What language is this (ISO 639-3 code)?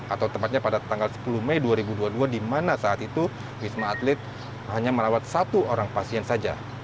ind